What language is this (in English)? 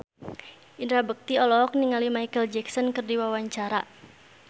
Sundanese